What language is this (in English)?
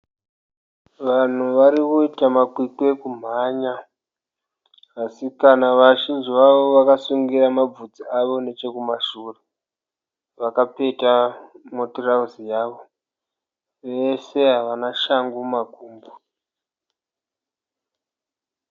Shona